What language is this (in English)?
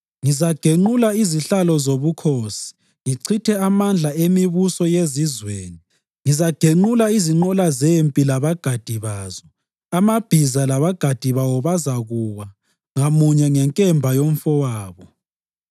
North Ndebele